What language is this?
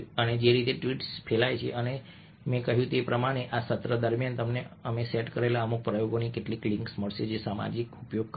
Gujarati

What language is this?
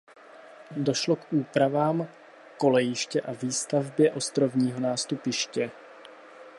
Czech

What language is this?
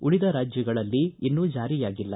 Kannada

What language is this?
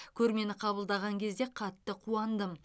Kazakh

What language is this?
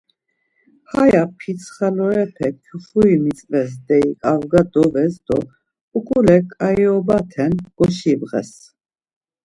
Laz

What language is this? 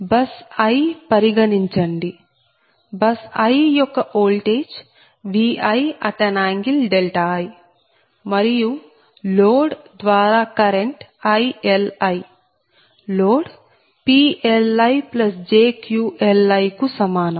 Telugu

